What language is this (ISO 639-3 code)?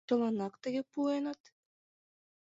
chm